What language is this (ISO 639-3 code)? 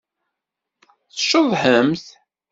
kab